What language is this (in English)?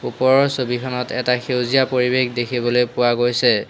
Assamese